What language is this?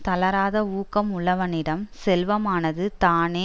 Tamil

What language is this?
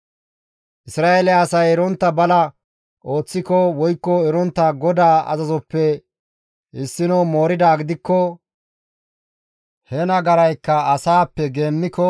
Gamo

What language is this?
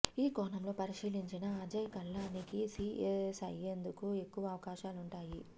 Telugu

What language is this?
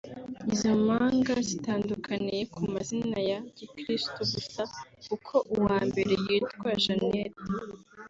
Kinyarwanda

